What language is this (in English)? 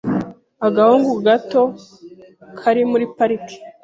Kinyarwanda